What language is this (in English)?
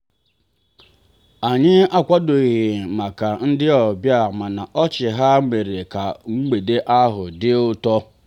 Igbo